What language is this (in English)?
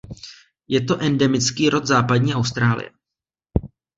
Czech